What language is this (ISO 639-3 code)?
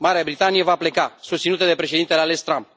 ron